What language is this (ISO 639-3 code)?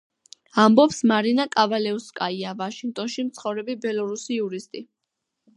kat